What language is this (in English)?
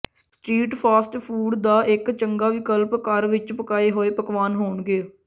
Punjabi